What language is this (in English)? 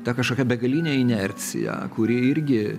Lithuanian